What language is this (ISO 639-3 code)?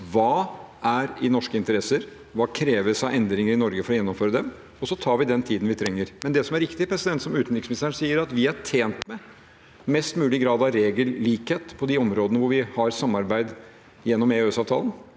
nor